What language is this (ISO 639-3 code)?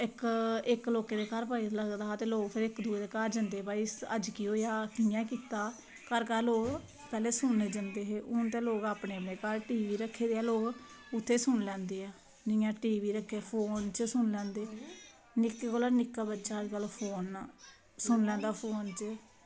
doi